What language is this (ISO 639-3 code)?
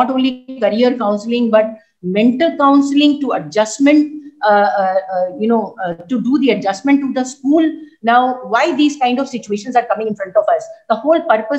eng